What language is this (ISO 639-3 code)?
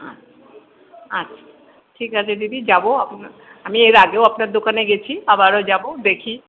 ben